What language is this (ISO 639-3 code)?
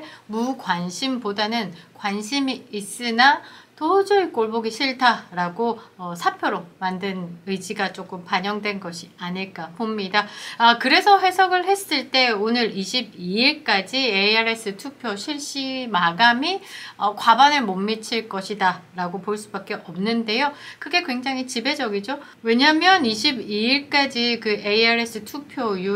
kor